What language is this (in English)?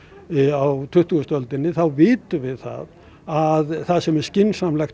Icelandic